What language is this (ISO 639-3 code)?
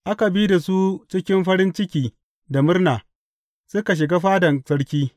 hau